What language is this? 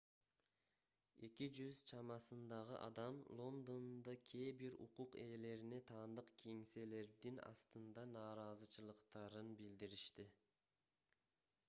Kyrgyz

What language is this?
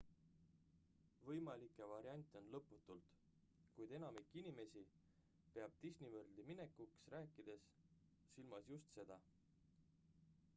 Estonian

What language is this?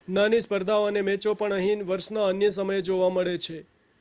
Gujarati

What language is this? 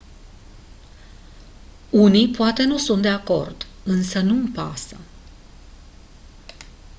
Romanian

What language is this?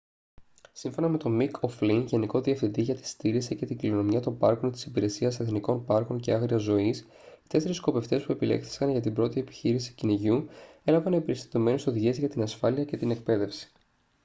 Greek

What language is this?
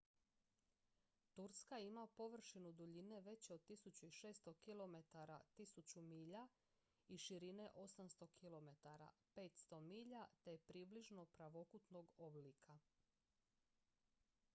Croatian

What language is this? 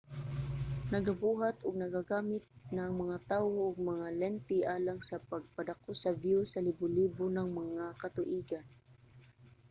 Cebuano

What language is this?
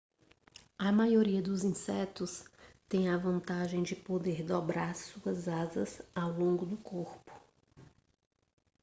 Portuguese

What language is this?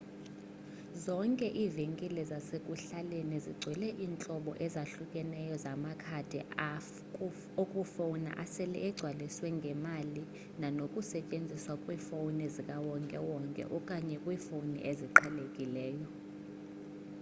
Xhosa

